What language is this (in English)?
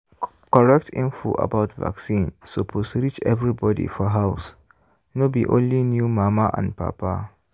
Nigerian Pidgin